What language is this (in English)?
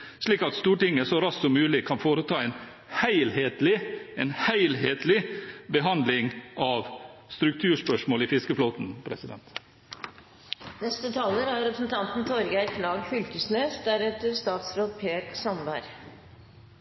Norwegian